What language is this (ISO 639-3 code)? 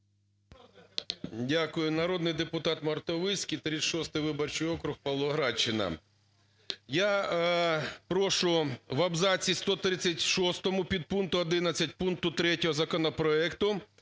ukr